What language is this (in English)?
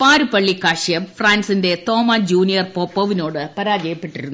Malayalam